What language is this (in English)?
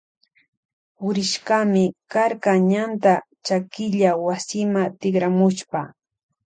Loja Highland Quichua